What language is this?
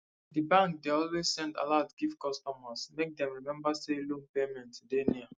Nigerian Pidgin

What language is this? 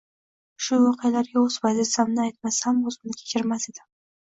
Uzbek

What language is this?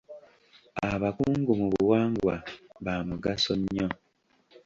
Ganda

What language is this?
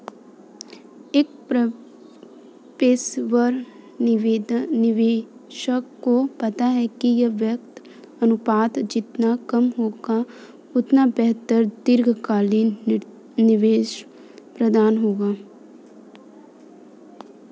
Hindi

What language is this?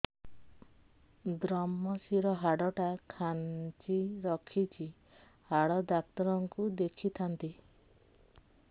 Odia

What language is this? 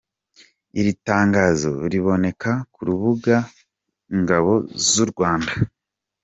Kinyarwanda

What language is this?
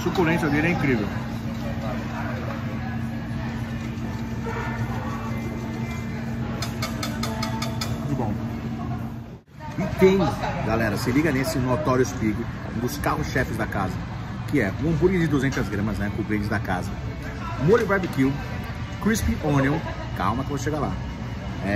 Portuguese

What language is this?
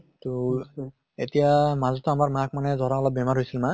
Assamese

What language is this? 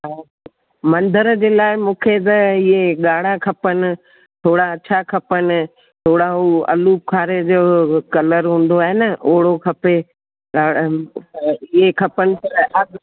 Sindhi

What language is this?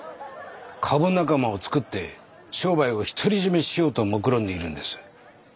Japanese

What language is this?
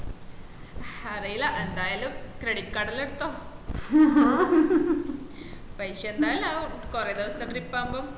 Malayalam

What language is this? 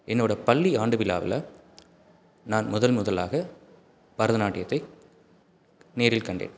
Tamil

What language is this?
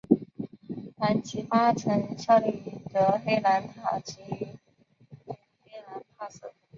Chinese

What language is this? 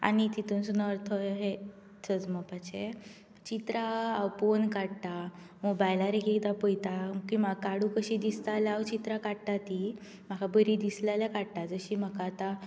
Konkani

